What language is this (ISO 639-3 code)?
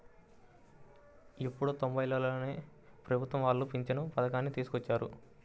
tel